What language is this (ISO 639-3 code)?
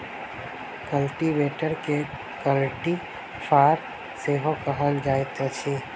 mai